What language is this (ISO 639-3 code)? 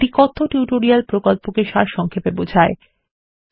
ben